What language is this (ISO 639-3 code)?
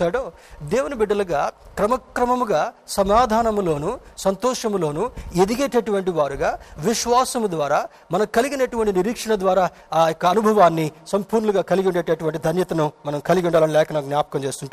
tel